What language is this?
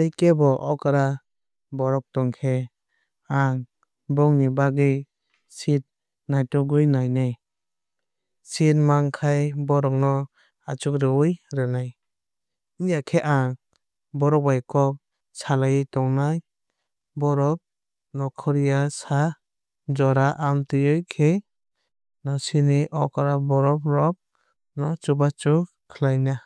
Kok Borok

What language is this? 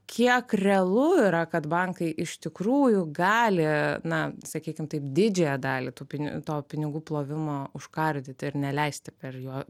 Lithuanian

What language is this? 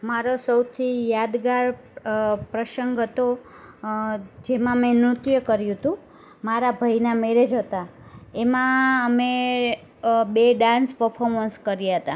Gujarati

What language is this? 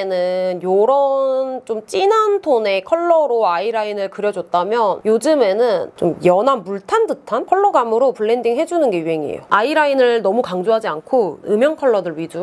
Korean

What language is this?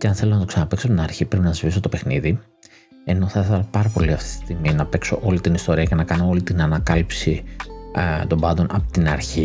Greek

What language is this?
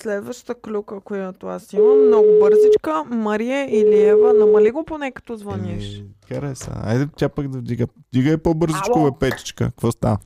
Bulgarian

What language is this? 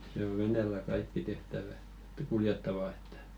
Finnish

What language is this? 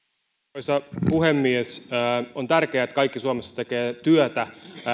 Finnish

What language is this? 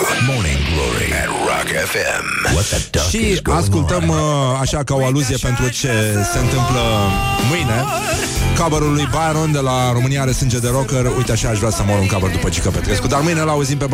Romanian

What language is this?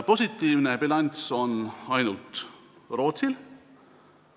Estonian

